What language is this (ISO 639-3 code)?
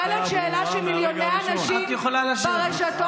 heb